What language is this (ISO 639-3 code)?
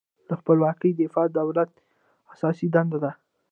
pus